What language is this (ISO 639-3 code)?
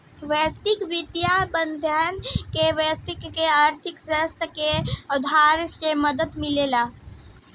bho